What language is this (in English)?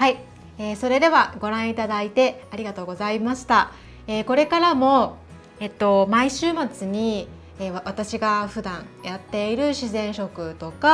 Japanese